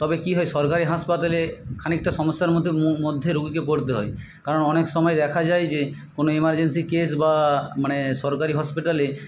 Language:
Bangla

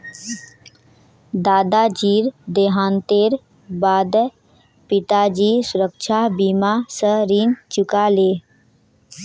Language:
Magahi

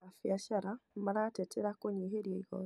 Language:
Kikuyu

